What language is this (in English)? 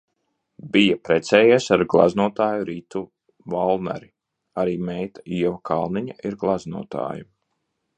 Latvian